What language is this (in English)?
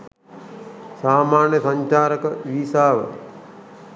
Sinhala